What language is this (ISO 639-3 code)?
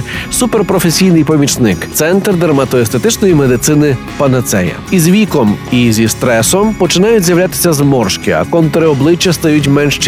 ukr